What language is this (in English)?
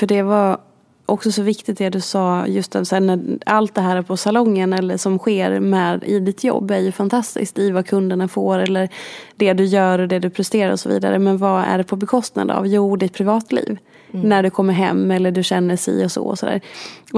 Swedish